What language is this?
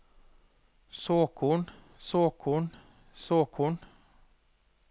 Norwegian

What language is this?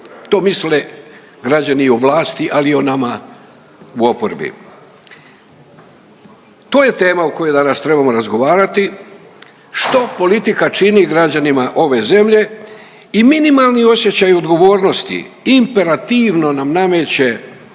Croatian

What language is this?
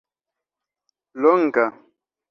Esperanto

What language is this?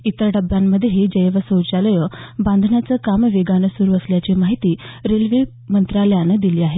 Marathi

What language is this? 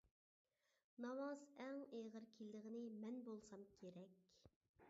Uyghur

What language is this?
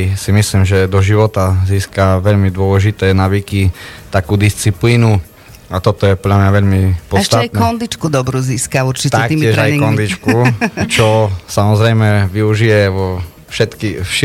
Slovak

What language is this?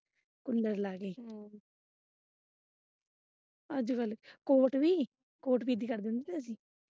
Punjabi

